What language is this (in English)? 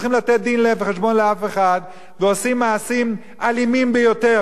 Hebrew